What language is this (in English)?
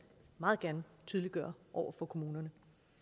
Danish